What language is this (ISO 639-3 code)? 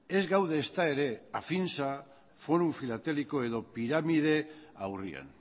eus